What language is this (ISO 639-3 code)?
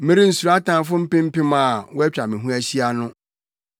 aka